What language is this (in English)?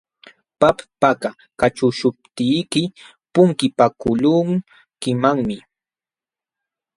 Jauja Wanca Quechua